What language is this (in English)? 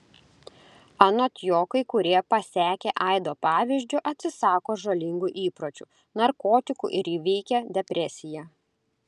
Lithuanian